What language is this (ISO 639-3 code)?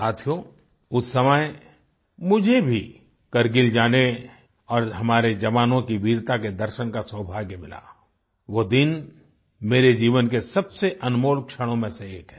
hin